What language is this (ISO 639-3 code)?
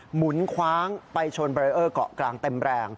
tha